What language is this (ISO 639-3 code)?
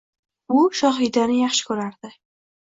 uzb